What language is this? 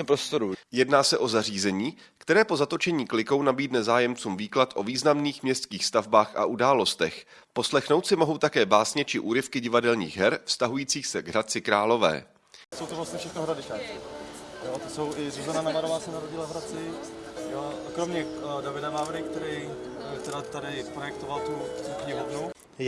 Czech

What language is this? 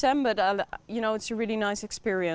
Indonesian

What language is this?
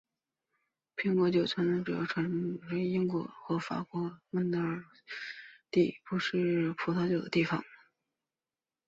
Chinese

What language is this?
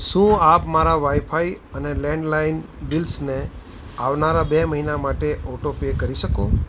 Gujarati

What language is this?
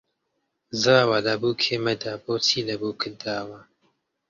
Central Kurdish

